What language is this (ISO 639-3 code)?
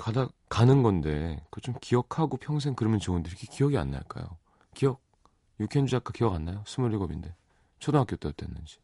kor